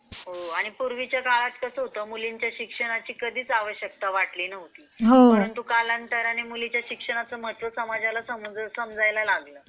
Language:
Marathi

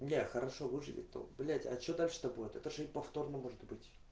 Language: Russian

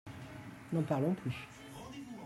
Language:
French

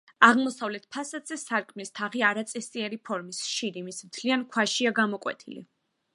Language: Georgian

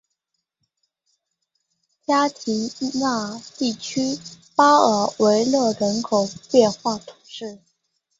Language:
Chinese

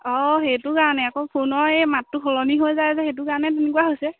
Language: Assamese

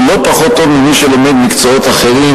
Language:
Hebrew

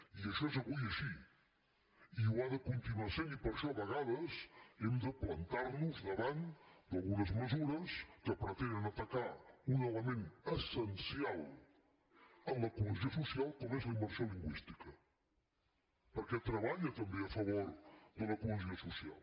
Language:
Catalan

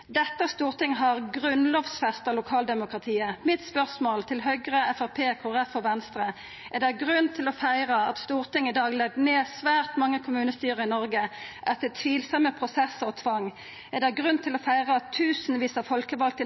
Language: Norwegian Nynorsk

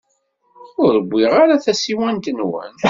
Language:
Kabyle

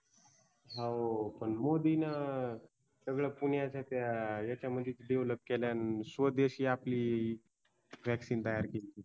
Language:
Marathi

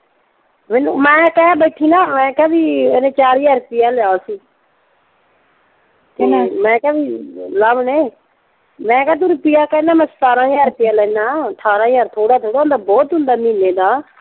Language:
Punjabi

